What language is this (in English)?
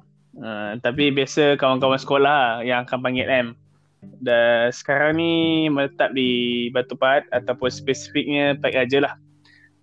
Malay